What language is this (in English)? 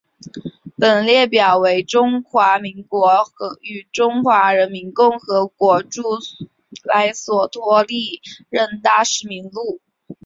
Chinese